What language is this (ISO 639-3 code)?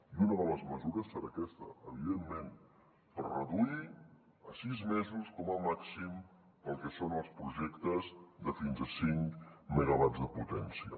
cat